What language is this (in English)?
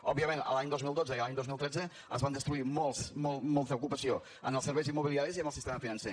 Catalan